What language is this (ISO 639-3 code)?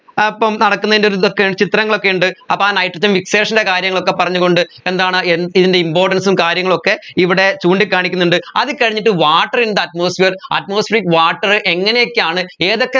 mal